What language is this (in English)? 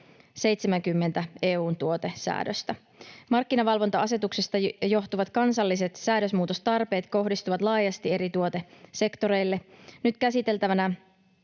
Finnish